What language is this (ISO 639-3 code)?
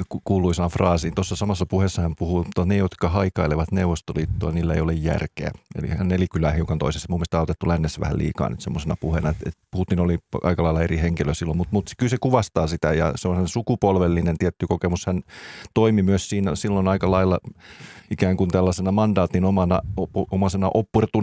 fin